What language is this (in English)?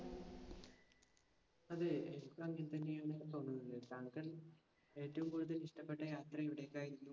Malayalam